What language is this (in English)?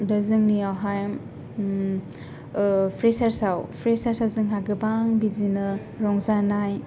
Bodo